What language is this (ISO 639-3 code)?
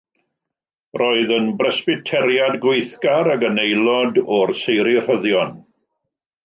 cym